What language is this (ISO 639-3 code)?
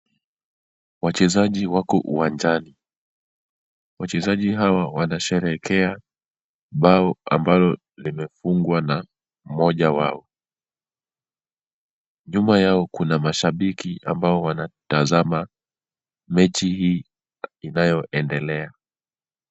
swa